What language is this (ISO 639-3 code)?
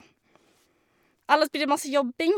nor